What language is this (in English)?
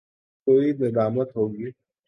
Urdu